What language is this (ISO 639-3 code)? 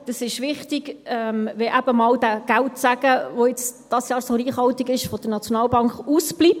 gsw